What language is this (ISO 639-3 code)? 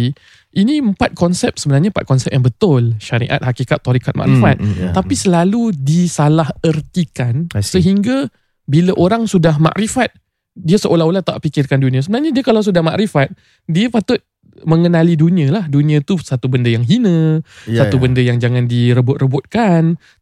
msa